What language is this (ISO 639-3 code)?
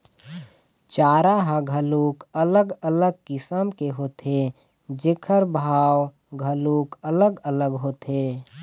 hne